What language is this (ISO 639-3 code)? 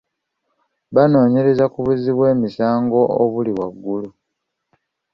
lug